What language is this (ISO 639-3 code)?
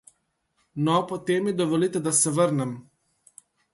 slv